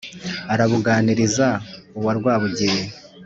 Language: Kinyarwanda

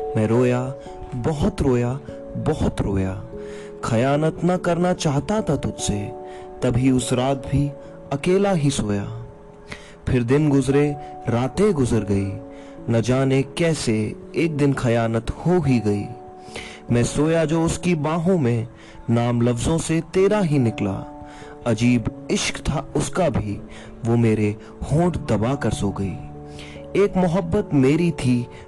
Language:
Hindi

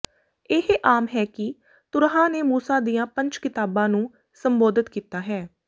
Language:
Punjabi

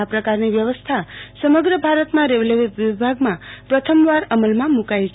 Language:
Gujarati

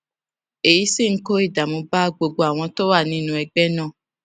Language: Yoruba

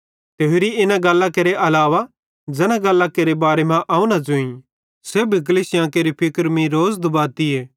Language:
Bhadrawahi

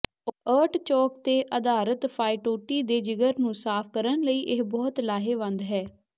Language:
Punjabi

